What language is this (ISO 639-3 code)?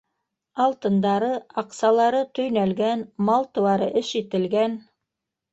bak